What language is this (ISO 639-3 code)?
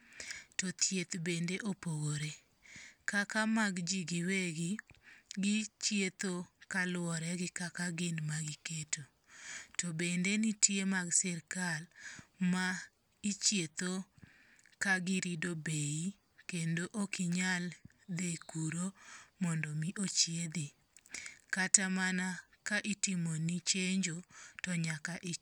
luo